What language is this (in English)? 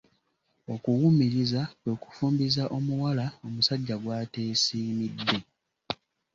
Ganda